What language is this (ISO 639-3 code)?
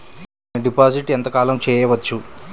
tel